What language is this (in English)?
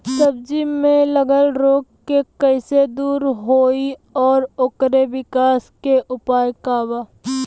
Bhojpuri